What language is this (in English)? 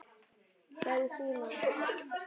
Icelandic